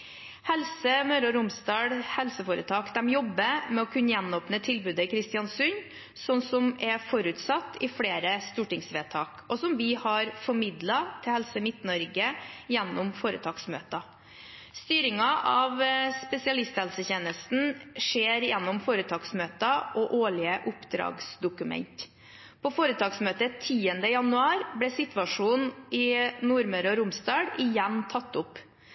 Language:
Norwegian Bokmål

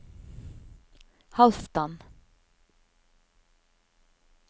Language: Norwegian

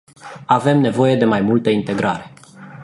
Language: Romanian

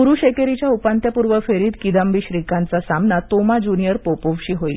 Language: Marathi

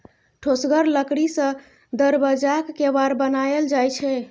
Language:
Maithili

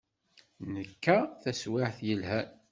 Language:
Kabyle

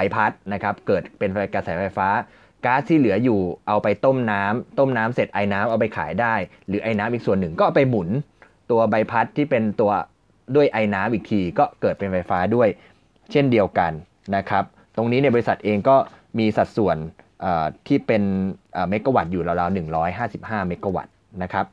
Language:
Thai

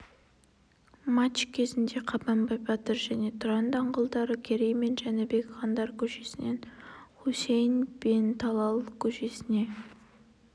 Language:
Kazakh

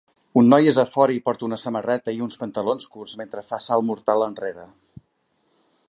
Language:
Catalan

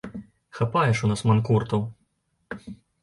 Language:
Belarusian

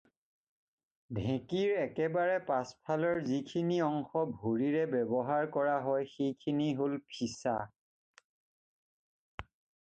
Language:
Assamese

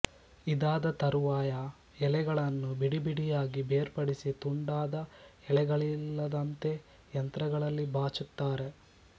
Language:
Kannada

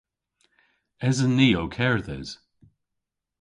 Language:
Cornish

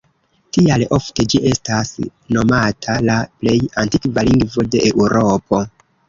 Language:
Esperanto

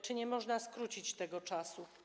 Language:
Polish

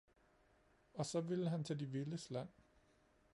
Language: Danish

